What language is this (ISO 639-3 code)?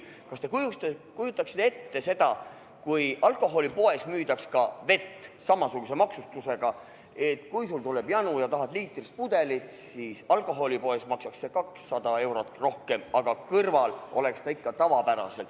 est